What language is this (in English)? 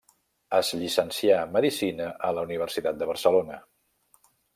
Catalan